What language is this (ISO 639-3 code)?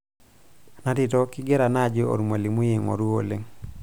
mas